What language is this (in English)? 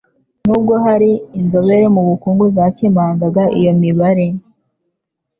Kinyarwanda